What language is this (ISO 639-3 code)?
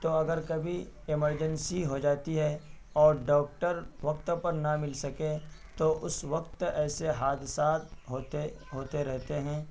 urd